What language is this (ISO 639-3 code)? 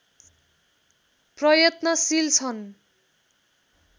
nep